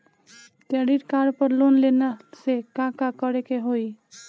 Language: Bhojpuri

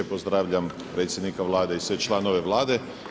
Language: Croatian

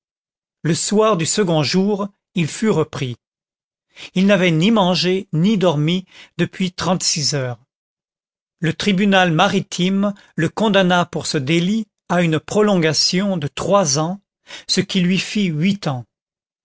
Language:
French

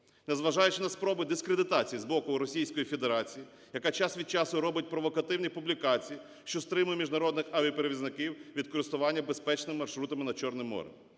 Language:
Ukrainian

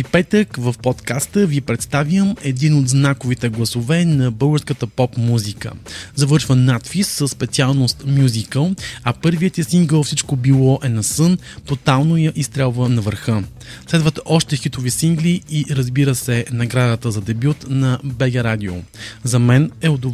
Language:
Bulgarian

